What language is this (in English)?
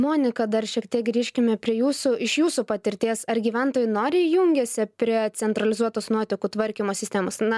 Lithuanian